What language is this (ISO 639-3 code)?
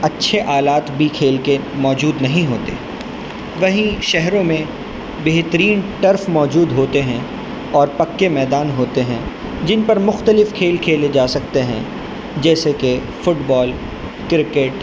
urd